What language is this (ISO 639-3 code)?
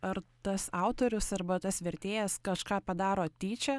lit